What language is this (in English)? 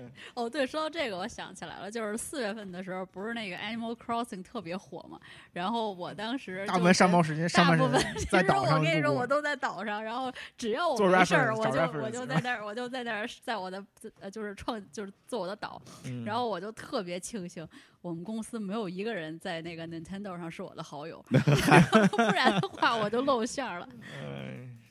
Chinese